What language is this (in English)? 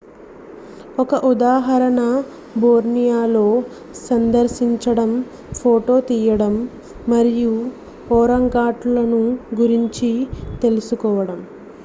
Telugu